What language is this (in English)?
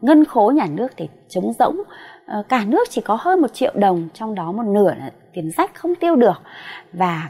Vietnamese